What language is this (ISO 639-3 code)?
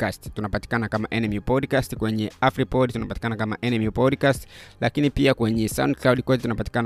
swa